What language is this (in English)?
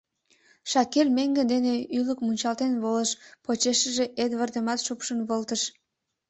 Mari